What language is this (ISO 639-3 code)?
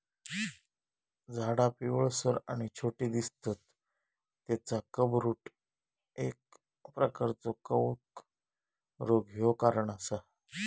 mar